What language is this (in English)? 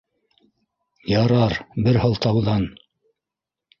Bashkir